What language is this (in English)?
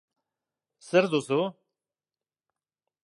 Basque